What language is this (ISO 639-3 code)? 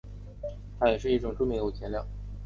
zho